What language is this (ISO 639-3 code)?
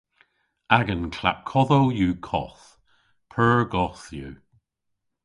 cor